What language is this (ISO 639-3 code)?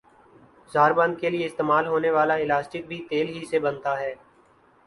urd